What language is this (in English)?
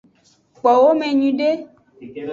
Aja (Benin)